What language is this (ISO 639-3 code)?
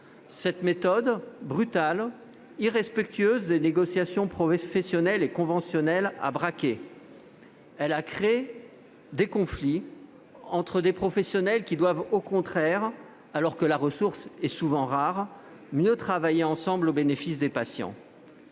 fra